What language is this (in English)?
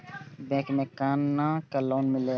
Maithili